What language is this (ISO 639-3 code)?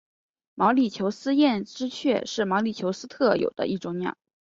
zho